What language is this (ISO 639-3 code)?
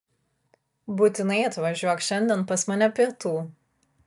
lit